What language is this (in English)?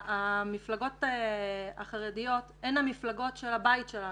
Hebrew